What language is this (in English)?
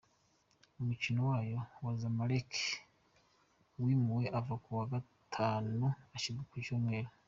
Kinyarwanda